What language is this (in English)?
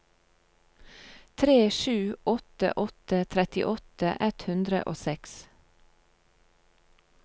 Norwegian